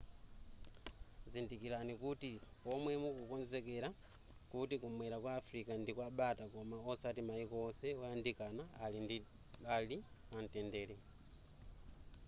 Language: Nyanja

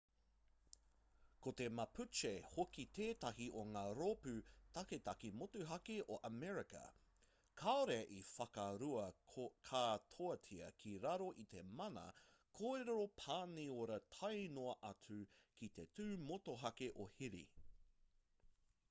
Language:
Māori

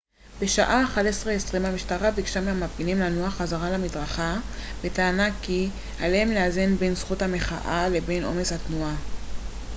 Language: Hebrew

